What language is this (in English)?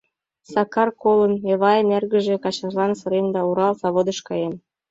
Mari